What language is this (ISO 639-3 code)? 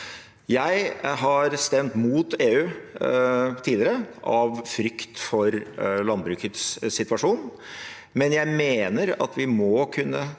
nor